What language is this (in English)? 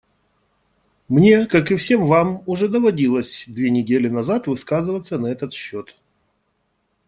Russian